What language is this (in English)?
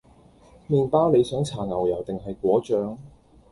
Cantonese